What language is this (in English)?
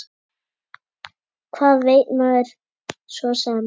Icelandic